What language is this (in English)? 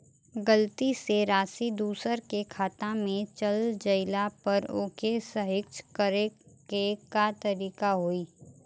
Bhojpuri